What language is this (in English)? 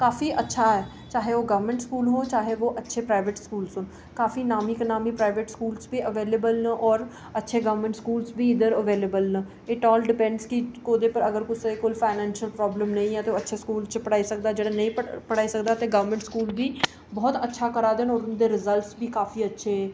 Dogri